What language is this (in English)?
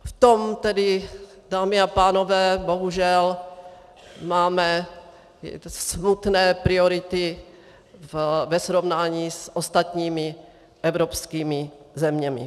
Czech